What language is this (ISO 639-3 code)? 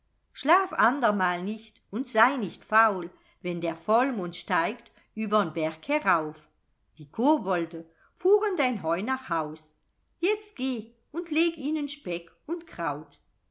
deu